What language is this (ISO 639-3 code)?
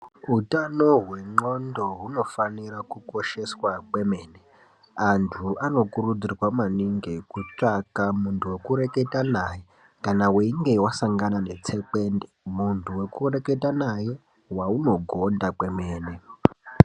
ndc